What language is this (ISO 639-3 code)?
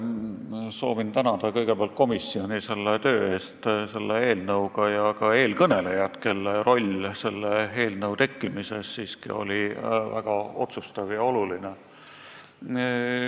est